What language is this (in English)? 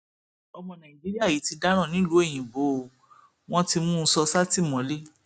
Yoruba